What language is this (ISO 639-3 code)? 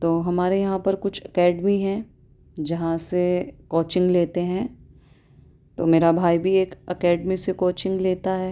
urd